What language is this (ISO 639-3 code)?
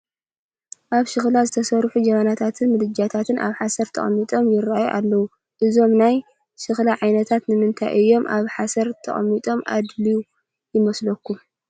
tir